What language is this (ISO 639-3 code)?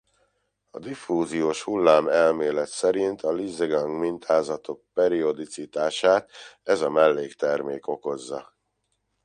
hun